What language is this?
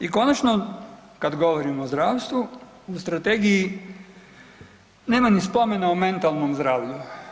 Croatian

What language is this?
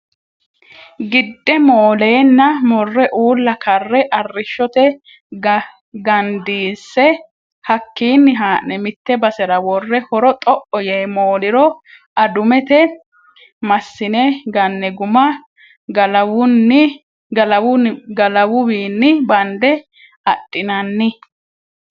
Sidamo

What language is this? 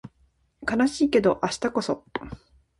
Japanese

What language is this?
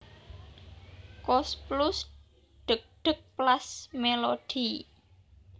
Javanese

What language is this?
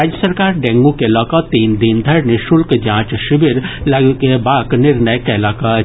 Maithili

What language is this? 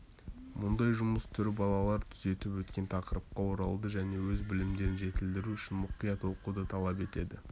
Kazakh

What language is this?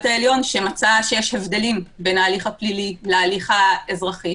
Hebrew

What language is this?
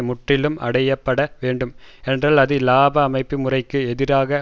Tamil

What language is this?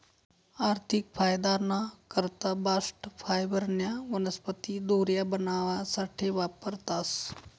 Marathi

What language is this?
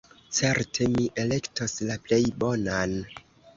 Esperanto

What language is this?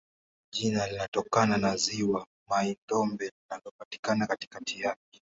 Swahili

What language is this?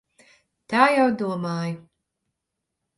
Latvian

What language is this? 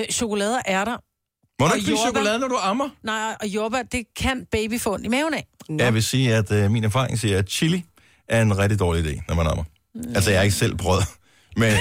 Danish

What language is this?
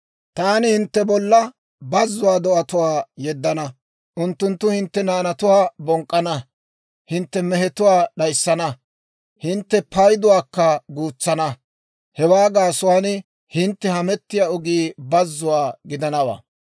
Dawro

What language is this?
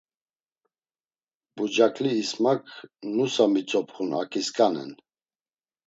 Laz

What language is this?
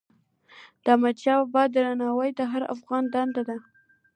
Pashto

